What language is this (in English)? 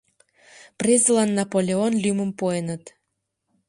Mari